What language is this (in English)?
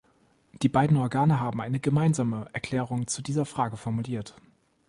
German